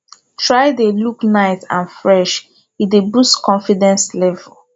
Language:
Nigerian Pidgin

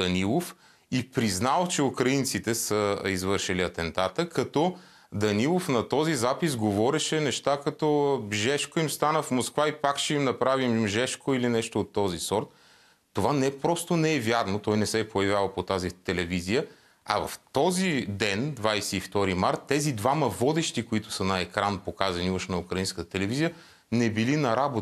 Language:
Bulgarian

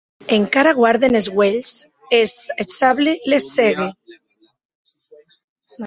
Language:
Occitan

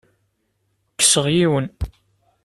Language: Kabyle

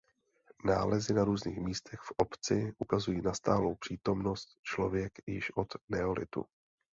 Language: Czech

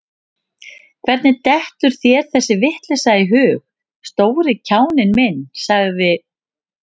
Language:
Icelandic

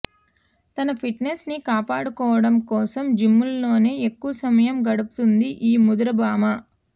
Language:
Telugu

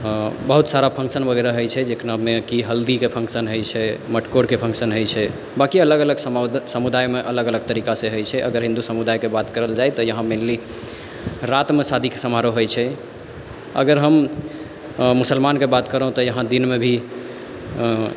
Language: Maithili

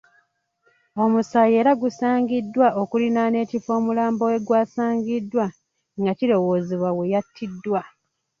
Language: Ganda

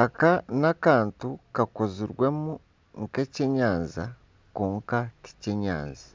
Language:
Nyankole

